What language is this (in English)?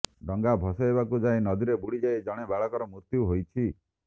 Odia